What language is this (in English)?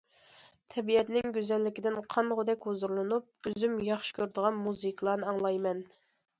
Uyghur